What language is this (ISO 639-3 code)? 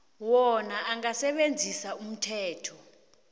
nbl